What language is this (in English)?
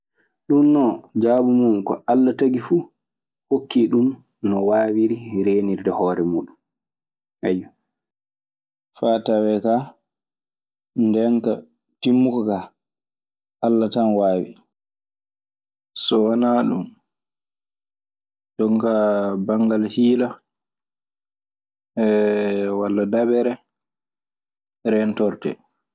Maasina Fulfulde